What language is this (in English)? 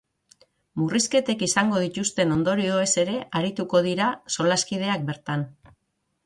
Basque